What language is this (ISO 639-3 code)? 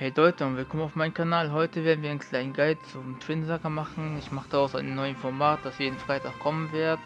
deu